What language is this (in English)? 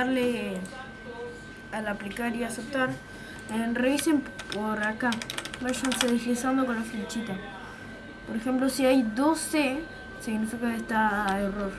Spanish